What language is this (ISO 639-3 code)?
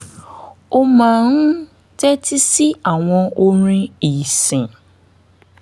yor